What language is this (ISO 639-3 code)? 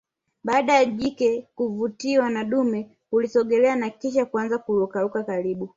swa